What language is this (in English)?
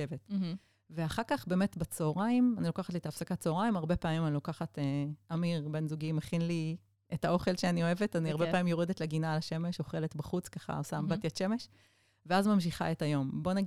Hebrew